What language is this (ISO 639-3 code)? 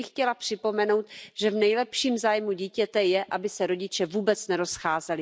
ces